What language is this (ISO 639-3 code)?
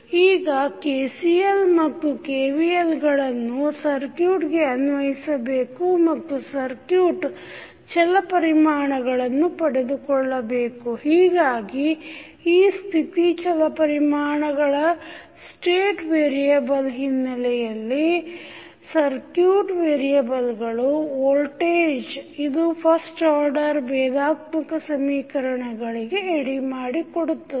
kan